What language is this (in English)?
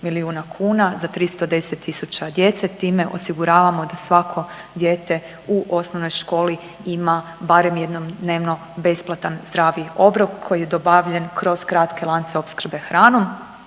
Croatian